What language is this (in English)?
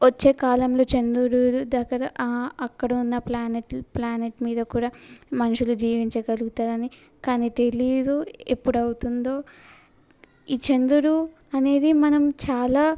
Telugu